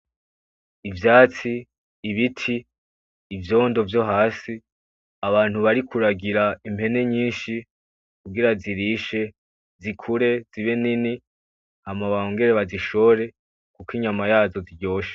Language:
Rundi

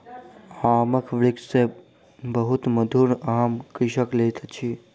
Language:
Maithili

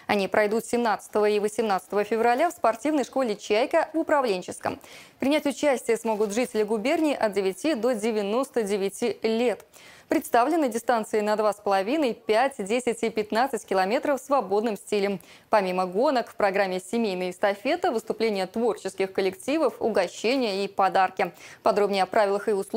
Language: Russian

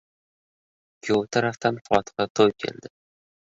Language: Uzbek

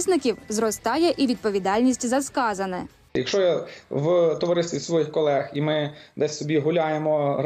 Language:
Ukrainian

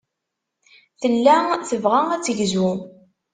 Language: Kabyle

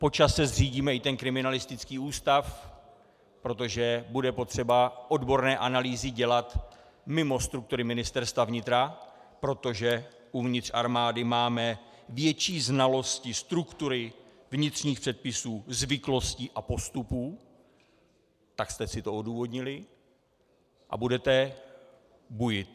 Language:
Czech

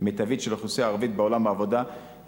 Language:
Hebrew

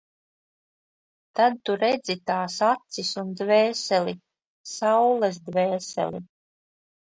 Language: Latvian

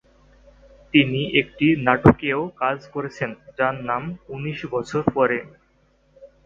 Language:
Bangla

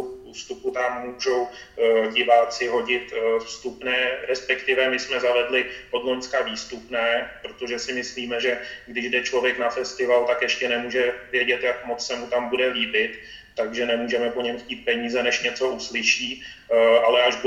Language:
Czech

